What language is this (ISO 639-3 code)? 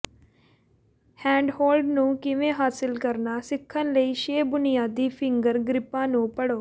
pan